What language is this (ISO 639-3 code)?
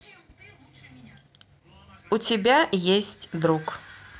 rus